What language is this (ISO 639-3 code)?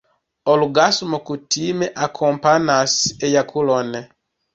epo